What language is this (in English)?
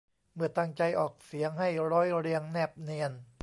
Thai